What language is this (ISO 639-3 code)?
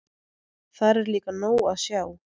isl